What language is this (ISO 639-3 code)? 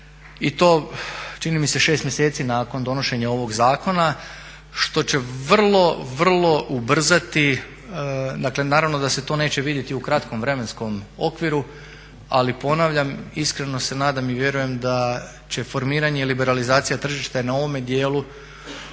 hrv